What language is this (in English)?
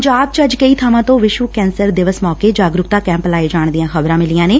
Punjabi